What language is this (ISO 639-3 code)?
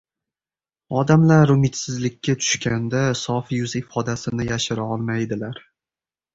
uzb